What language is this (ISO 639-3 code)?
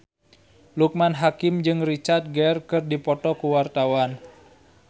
sun